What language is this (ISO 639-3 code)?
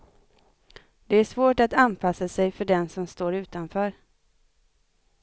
swe